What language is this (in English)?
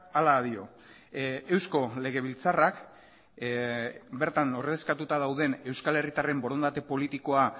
Basque